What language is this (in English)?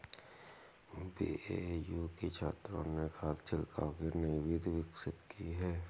Hindi